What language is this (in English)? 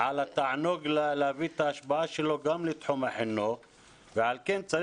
Hebrew